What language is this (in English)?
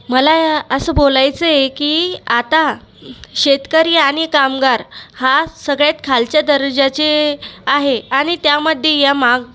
Marathi